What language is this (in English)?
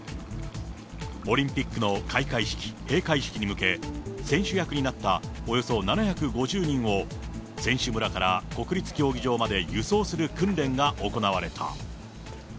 Japanese